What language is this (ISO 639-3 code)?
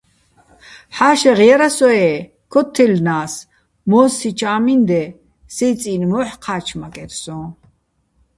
bbl